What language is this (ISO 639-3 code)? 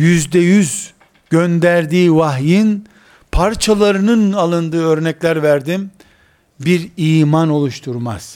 tur